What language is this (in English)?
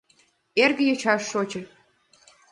Mari